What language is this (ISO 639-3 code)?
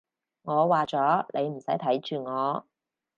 yue